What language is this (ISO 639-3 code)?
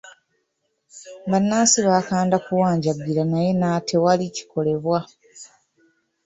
lug